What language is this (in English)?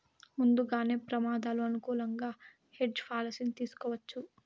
Telugu